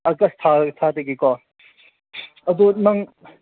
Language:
Manipuri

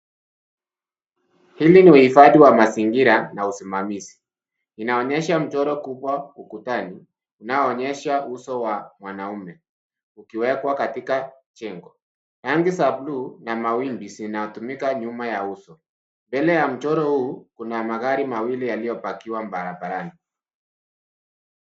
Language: Swahili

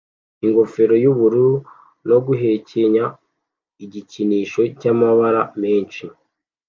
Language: Kinyarwanda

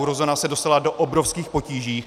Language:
Czech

